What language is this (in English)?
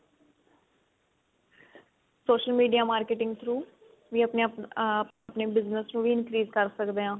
Punjabi